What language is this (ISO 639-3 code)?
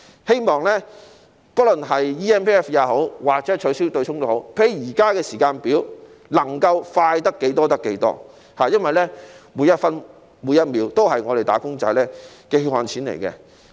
yue